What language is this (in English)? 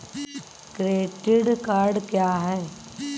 Hindi